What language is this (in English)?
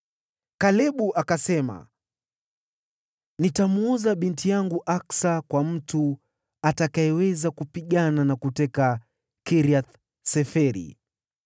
Swahili